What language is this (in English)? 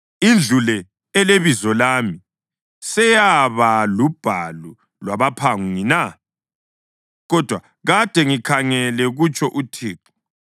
North Ndebele